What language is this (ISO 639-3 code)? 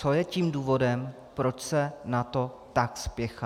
ces